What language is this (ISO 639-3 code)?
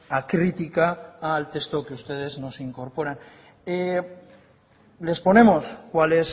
spa